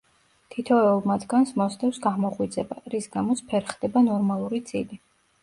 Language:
Georgian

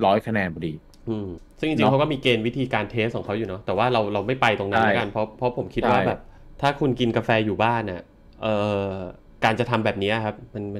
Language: Thai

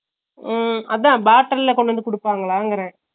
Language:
Tamil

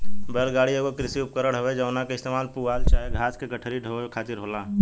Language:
Bhojpuri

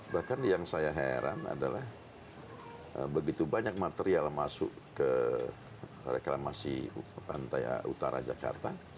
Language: Indonesian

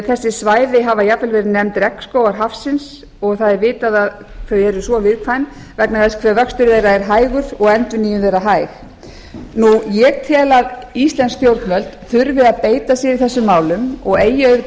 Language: Icelandic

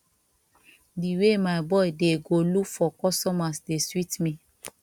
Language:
Nigerian Pidgin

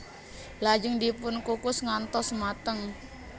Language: Javanese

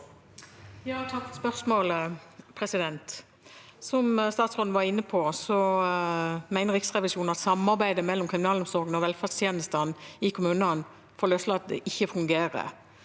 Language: Norwegian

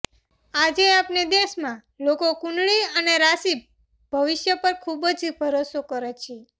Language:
Gujarati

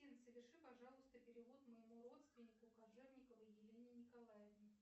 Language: Russian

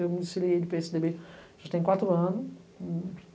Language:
Portuguese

